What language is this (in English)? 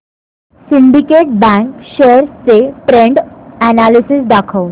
Marathi